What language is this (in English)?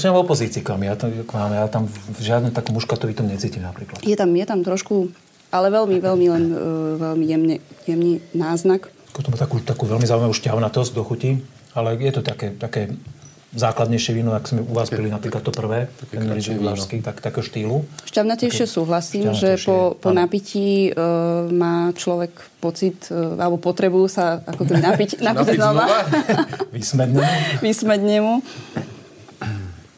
Slovak